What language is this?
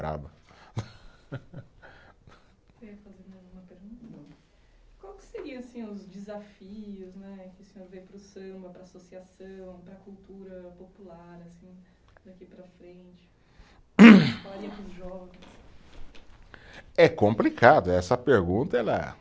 Portuguese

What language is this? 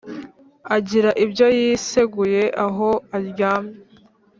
Kinyarwanda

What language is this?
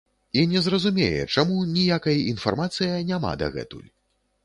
Belarusian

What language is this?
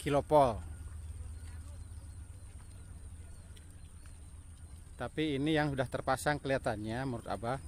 Indonesian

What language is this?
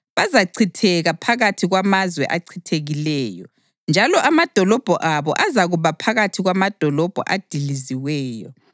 North Ndebele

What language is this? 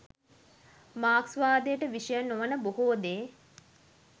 Sinhala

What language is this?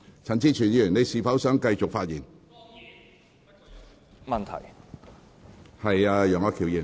Cantonese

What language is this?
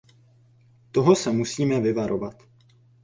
Czech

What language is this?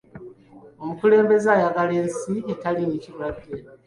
Ganda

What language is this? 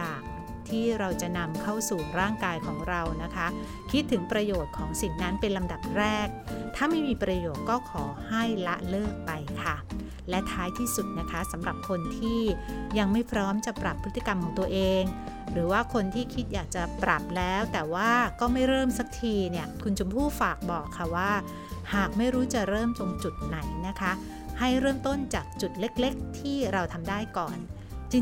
Thai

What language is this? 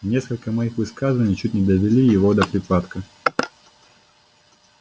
Russian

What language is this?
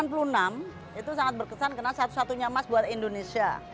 Indonesian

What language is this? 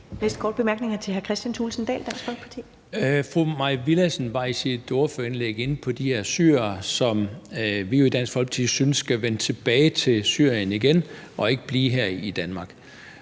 Danish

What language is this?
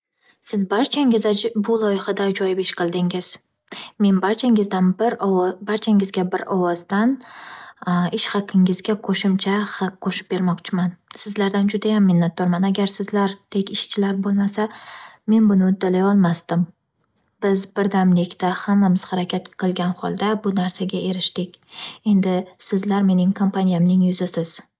Uzbek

